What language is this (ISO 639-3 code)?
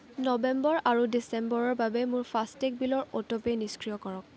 asm